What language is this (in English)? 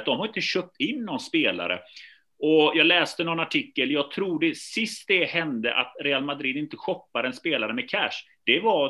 Swedish